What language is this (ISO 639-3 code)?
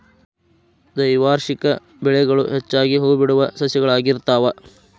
kan